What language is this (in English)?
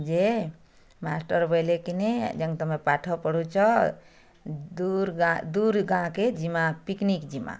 Odia